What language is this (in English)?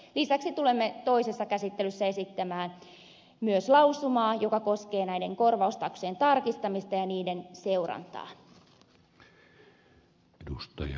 Finnish